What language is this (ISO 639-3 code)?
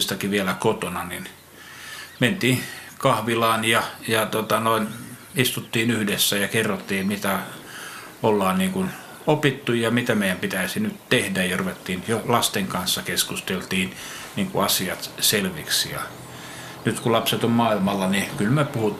fin